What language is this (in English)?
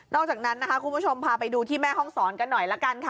Thai